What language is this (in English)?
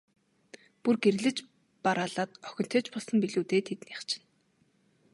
Mongolian